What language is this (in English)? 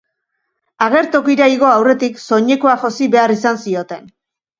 Basque